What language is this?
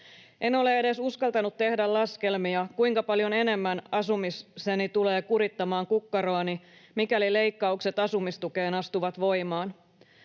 Finnish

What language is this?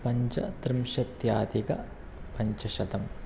Sanskrit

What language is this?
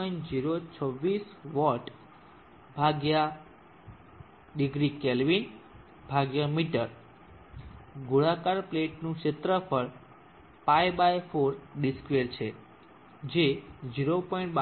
Gujarati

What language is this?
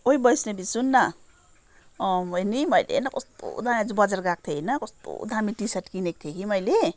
Nepali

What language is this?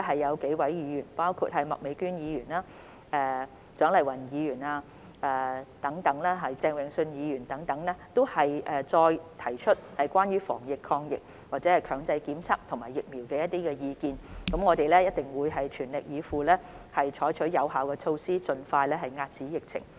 Cantonese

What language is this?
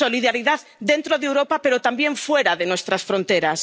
Spanish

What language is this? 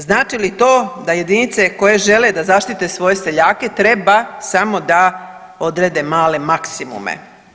Croatian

